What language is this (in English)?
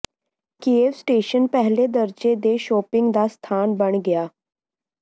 Punjabi